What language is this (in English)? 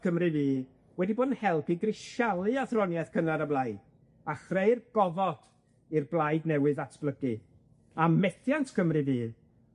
Welsh